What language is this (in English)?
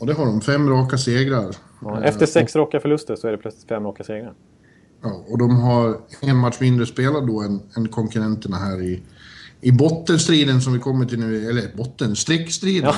Swedish